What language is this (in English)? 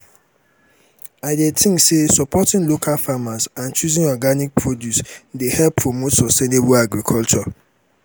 Nigerian Pidgin